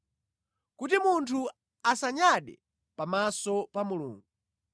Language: Nyanja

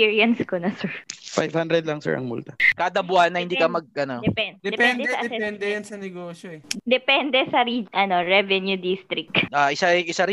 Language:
Filipino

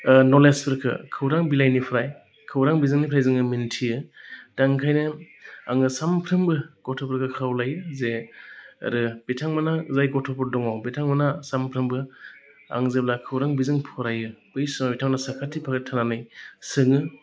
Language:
Bodo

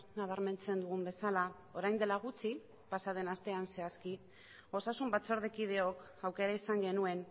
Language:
Basque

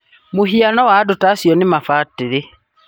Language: Kikuyu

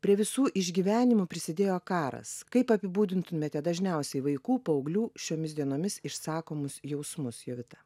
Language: Lithuanian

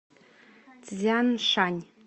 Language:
Russian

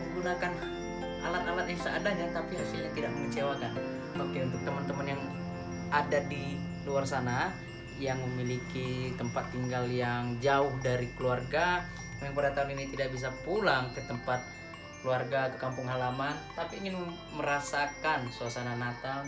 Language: Indonesian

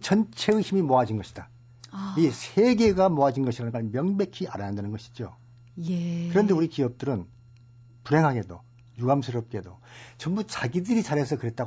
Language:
Korean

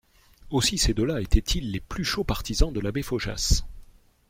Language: French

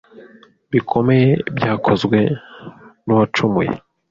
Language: Kinyarwanda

